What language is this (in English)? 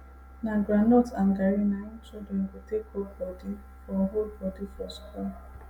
Nigerian Pidgin